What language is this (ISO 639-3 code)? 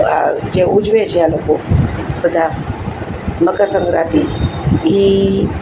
guj